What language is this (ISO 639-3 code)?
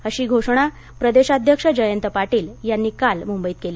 mar